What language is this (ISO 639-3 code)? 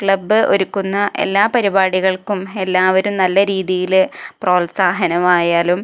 mal